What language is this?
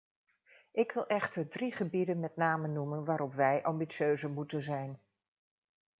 Dutch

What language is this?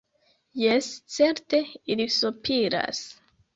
Esperanto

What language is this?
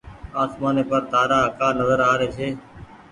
Goaria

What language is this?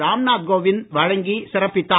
Tamil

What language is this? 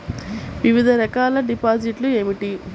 Telugu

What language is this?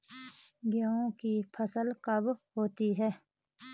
Hindi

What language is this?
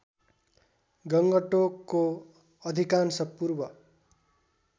Nepali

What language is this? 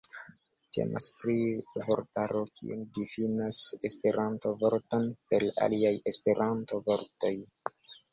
Esperanto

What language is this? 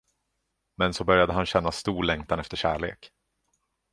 Swedish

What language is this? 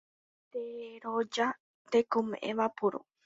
Guarani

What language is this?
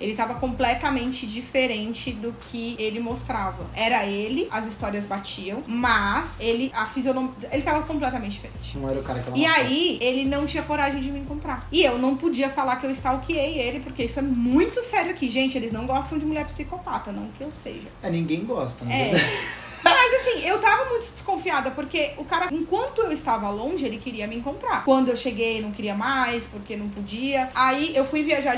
Portuguese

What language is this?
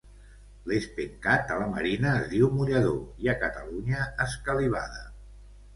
Catalan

